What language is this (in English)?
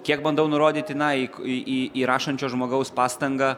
Lithuanian